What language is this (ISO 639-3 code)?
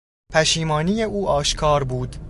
fas